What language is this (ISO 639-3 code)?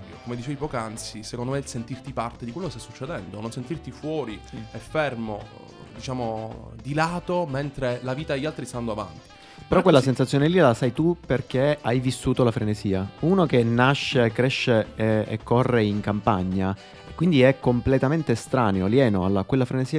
ita